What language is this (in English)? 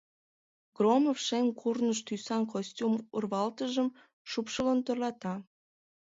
Mari